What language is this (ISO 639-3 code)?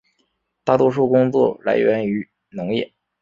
zho